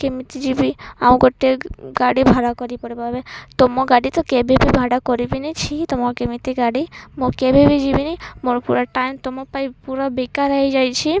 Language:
Odia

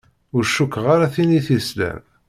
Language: Kabyle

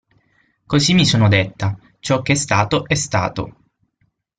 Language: Italian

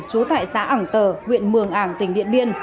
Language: Vietnamese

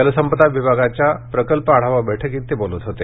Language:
Marathi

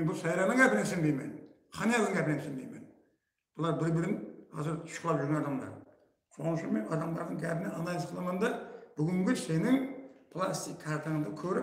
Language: Turkish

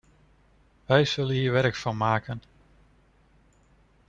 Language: Dutch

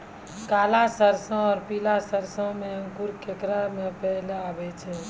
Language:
Maithili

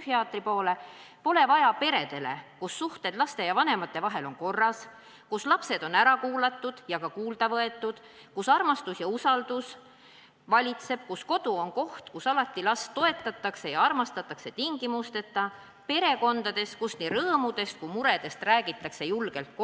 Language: Estonian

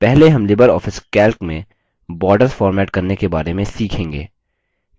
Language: Hindi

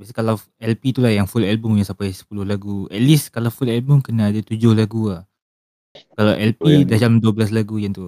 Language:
Malay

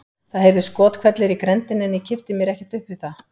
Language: Icelandic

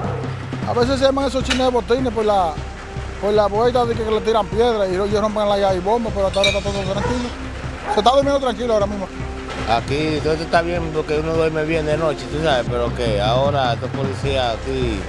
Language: Spanish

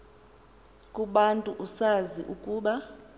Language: Xhosa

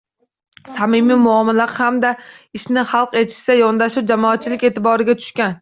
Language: Uzbek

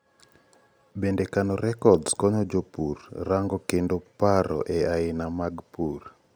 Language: Luo (Kenya and Tanzania)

